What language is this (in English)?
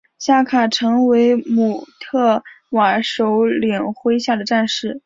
Chinese